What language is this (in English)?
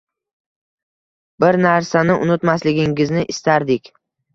Uzbek